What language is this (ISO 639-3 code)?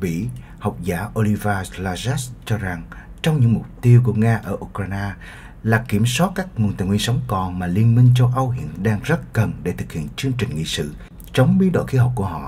vie